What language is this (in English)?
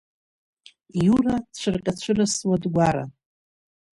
Abkhazian